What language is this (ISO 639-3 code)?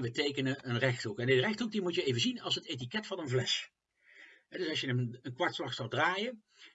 nld